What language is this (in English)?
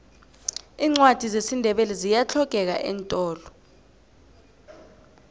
South Ndebele